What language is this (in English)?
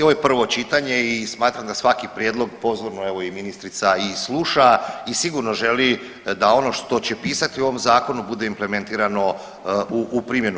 Croatian